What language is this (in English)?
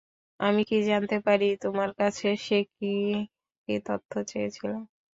Bangla